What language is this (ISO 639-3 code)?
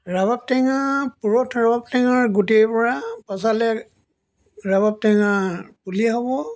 asm